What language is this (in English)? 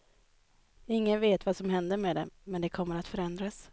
Swedish